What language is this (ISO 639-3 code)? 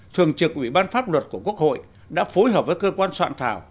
vie